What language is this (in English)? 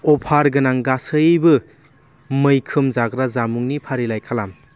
Bodo